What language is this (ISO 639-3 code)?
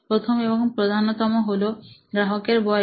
ben